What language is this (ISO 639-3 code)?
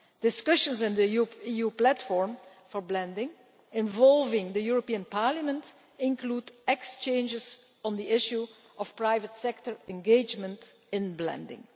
eng